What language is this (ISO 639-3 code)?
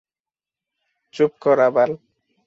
ben